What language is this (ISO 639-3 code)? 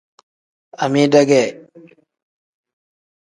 kdh